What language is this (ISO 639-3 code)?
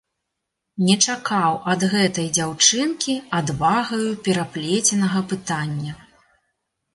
bel